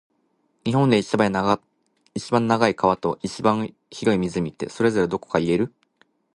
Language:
Japanese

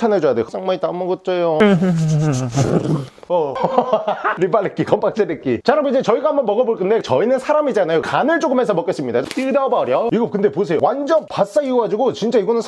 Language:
Korean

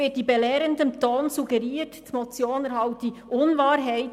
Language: Swiss German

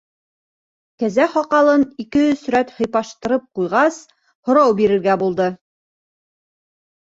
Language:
Bashkir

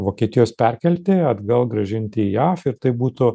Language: Lithuanian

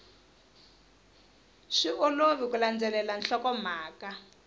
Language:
Tsonga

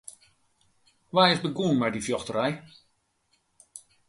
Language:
Western Frisian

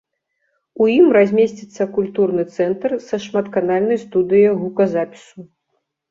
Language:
Belarusian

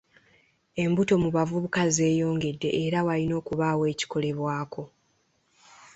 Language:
Ganda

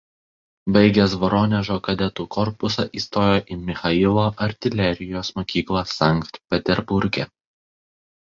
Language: Lithuanian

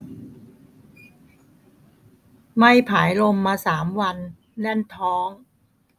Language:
Thai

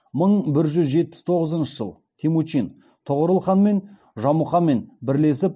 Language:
Kazakh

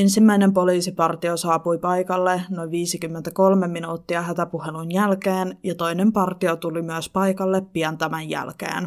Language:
Finnish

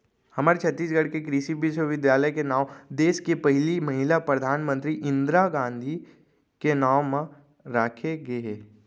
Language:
Chhattisgarhi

